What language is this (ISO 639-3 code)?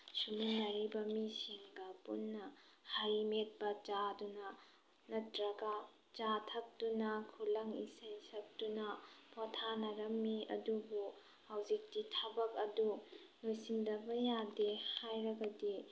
mni